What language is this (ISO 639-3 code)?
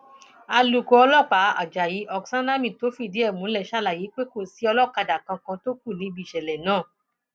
yor